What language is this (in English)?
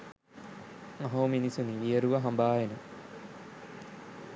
Sinhala